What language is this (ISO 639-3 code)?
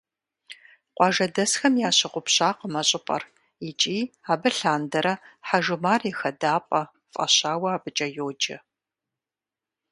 kbd